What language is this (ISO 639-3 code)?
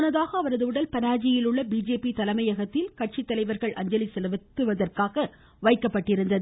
tam